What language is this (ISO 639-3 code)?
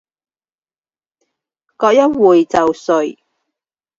zho